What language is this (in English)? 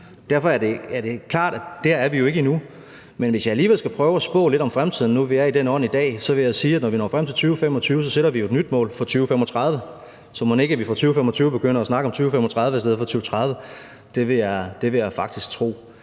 Danish